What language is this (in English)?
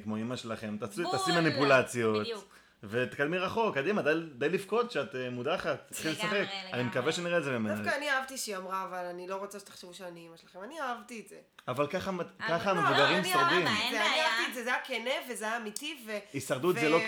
Hebrew